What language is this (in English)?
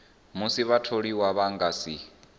Venda